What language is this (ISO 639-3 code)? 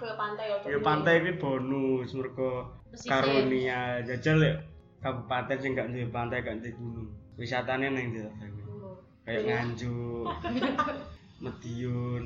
ind